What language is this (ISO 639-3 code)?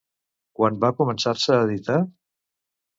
cat